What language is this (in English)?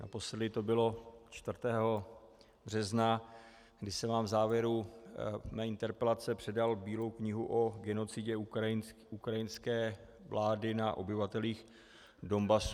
Czech